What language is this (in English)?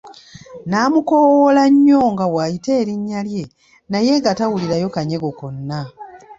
Ganda